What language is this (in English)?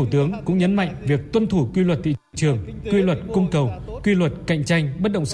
Vietnamese